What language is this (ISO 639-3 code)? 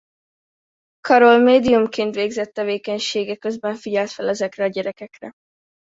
hun